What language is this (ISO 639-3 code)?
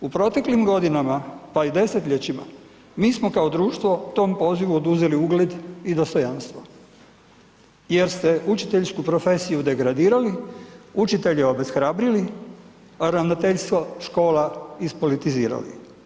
hrv